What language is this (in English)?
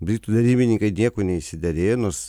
Lithuanian